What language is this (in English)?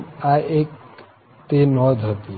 Gujarati